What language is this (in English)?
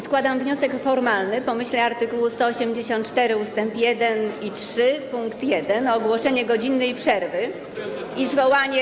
Polish